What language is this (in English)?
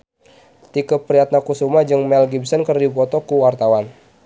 Sundanese